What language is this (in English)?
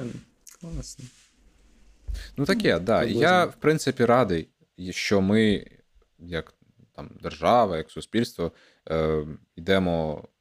Ukrainian